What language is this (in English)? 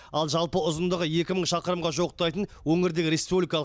Kazakh